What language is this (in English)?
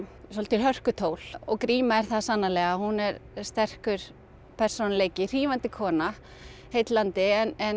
Icelandic